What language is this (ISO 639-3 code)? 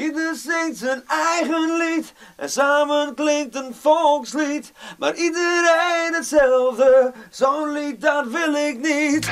nld